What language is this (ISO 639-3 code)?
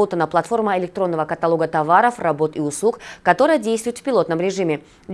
rus